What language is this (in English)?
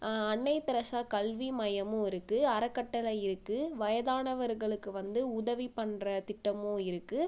Tamil